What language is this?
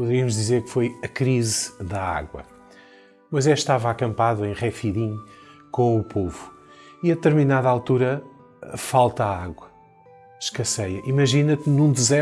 Portuguese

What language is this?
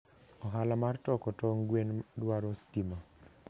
Luo (Kenya and Tanzania)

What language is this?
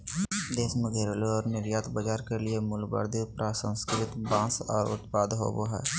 Magahi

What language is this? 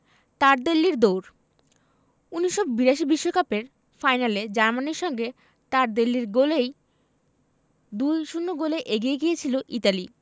Bangla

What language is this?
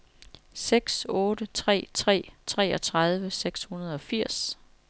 Danish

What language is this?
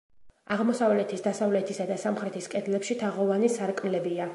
Georgian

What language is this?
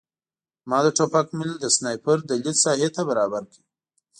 Pashto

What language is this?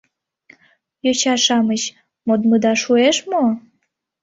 Mari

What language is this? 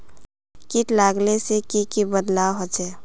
Magahi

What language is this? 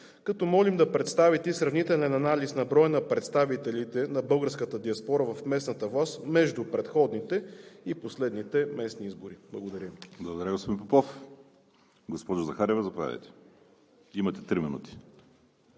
Bulgarian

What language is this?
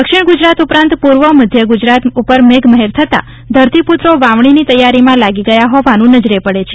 Gujarati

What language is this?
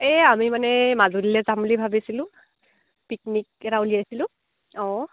Assamese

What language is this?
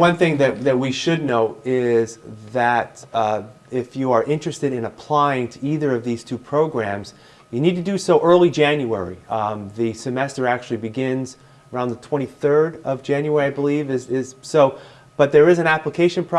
English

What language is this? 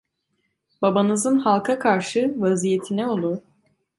Turkish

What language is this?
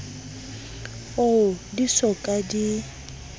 Southern Sotho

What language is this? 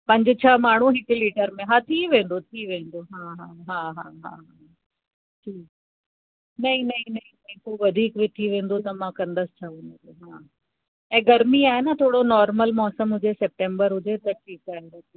Sindhi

